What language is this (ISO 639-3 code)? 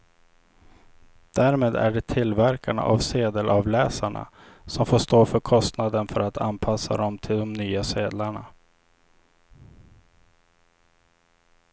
swe